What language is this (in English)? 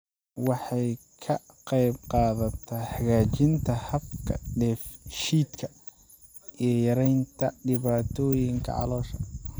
Somali